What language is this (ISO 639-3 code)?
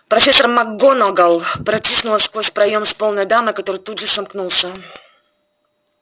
rus